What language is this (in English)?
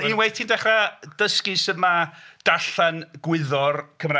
Welsh